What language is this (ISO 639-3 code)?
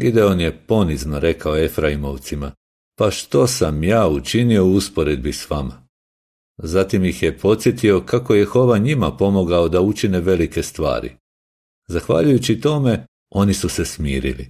hrv